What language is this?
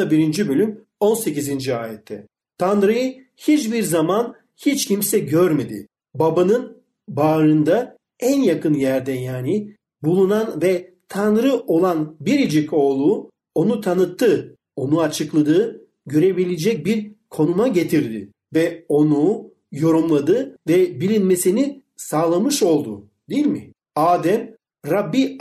Turkish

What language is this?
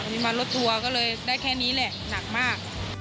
Thai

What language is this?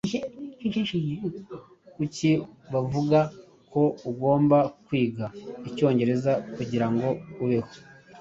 Kinyarwanda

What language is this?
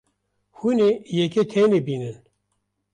Kurdish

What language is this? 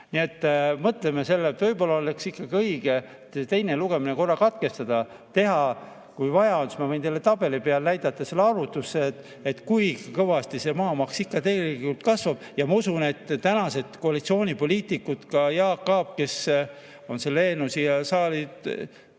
Estonian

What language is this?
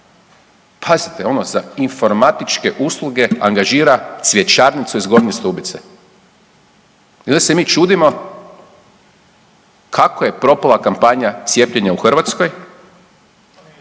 Croatian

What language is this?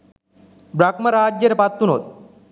Sinhala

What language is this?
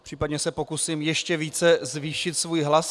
Czech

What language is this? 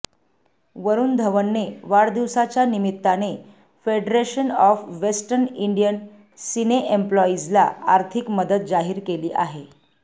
Marathi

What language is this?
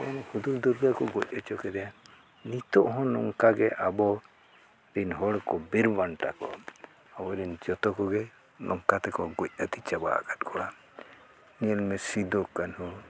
Santali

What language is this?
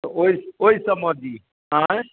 Maithili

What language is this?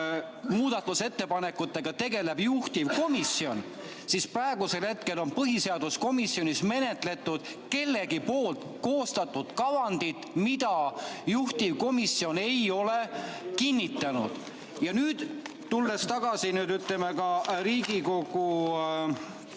Estonian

